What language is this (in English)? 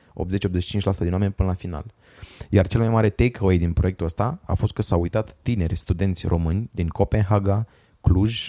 Romanian